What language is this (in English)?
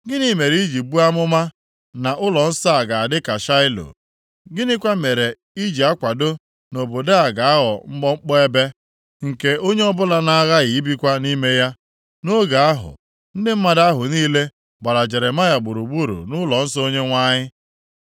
Igbo